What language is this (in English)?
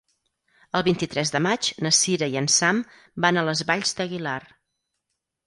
Catalan